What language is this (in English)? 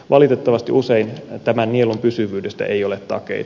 Finnish